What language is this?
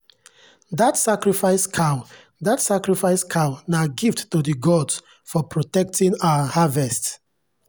Nigerian Pidgin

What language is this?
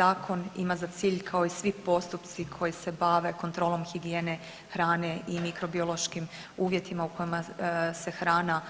Croatian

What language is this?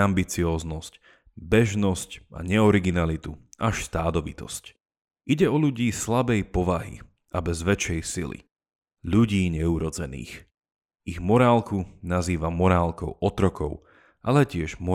Slovak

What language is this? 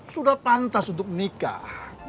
Indonesian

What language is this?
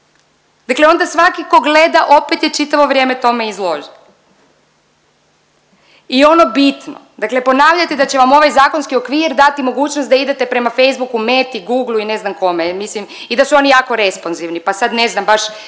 Croatian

